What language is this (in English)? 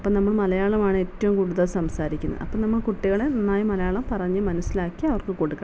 Malayalam